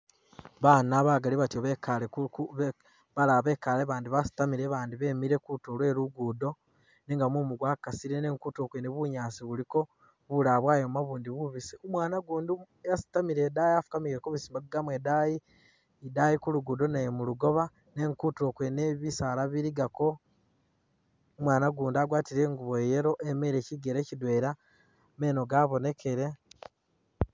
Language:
Masaaba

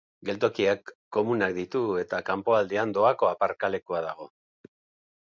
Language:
Basque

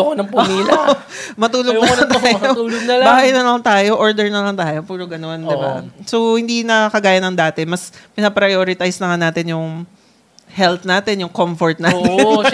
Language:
Filipino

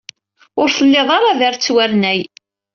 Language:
Kabyle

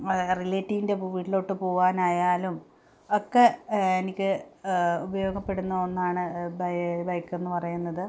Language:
Malayalam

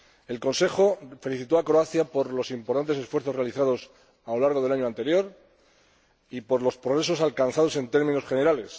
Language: Spanish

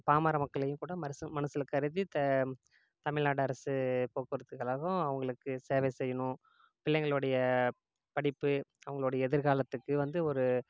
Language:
Tamil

